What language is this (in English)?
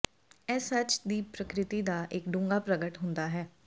Punjabi